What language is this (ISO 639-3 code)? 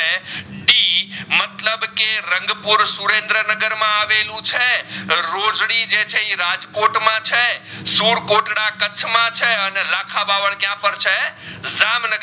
guj